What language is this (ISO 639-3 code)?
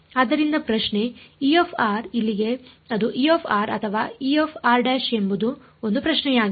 kan